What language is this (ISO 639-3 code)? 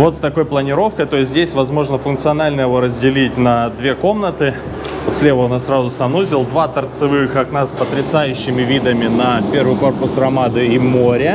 rus